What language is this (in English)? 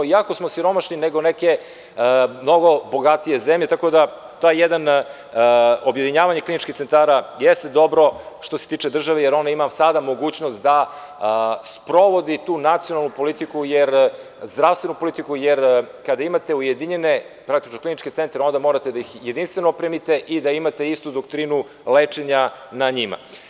Serbian